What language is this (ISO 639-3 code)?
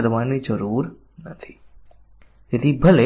guj